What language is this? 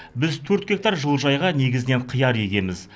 Kazakh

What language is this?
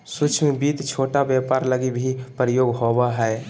Magahi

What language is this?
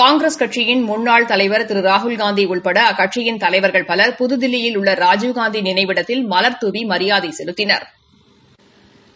Tamil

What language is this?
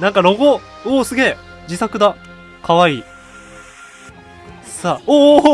Japanese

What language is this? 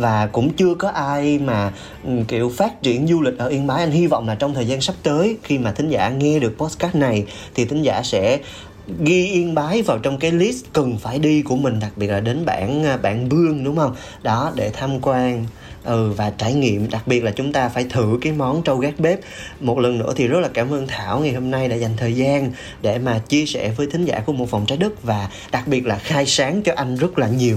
Vietnamese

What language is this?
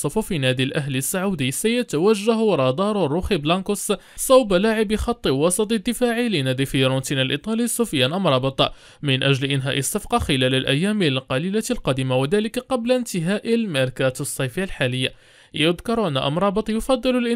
Arabic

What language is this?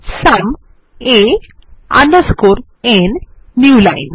Bangla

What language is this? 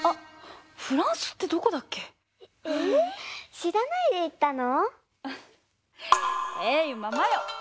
Japanese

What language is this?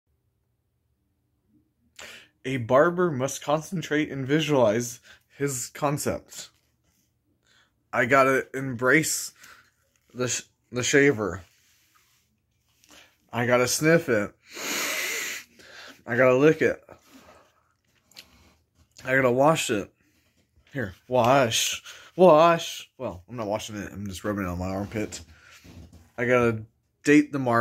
English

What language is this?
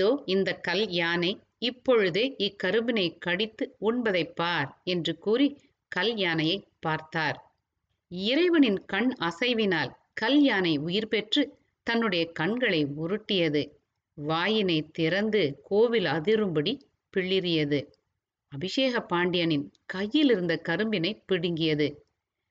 Tamil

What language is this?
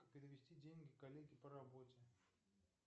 Russian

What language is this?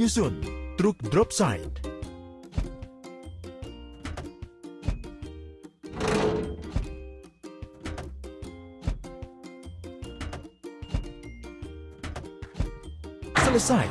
Indonesian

